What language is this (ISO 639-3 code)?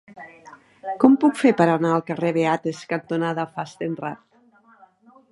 cat